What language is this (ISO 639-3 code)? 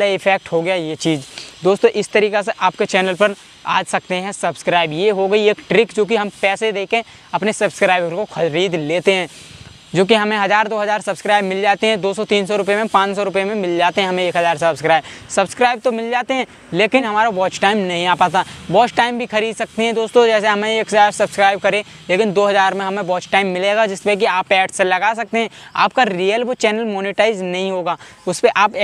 hin